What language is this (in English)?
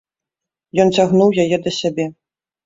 Belarusian